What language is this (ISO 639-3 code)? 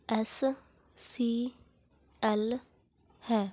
pan